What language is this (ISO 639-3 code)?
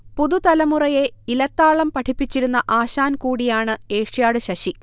mal